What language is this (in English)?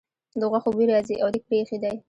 Pashto